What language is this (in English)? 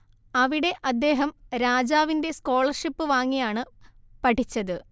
Malayalam